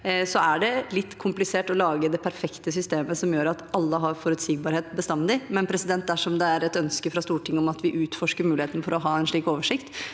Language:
Norwegian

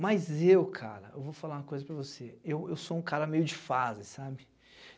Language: Portuguese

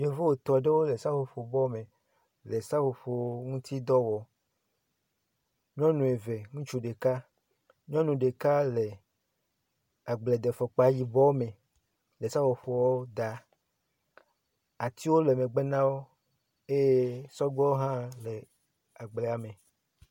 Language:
Ewe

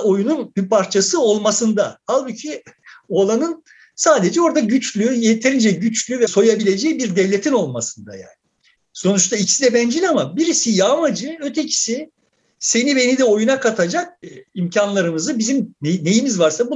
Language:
Turkish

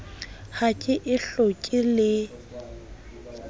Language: Southern Sotho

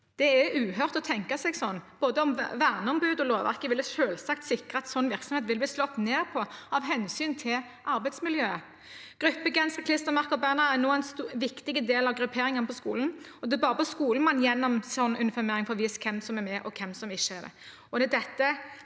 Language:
Norwegian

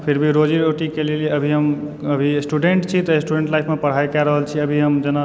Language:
Maithili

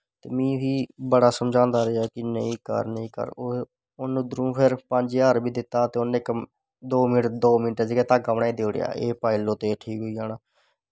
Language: Dogri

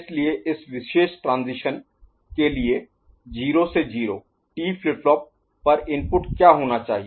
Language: Hindi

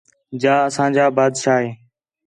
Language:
Khetrani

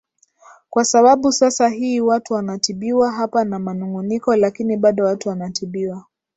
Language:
Swahili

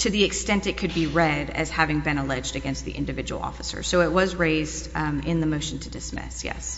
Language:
English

